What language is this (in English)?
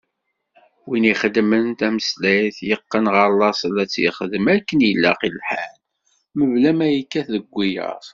Kabyle